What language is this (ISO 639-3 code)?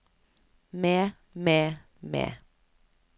nor